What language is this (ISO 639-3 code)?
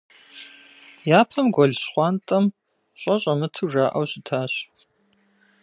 kbd